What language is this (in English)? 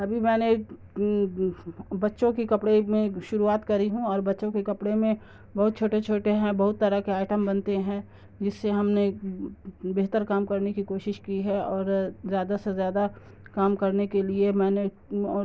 Urdu